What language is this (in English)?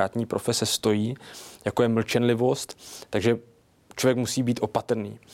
Czech